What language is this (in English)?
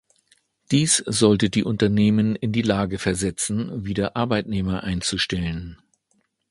German